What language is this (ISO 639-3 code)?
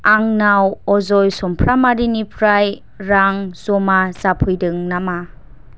brx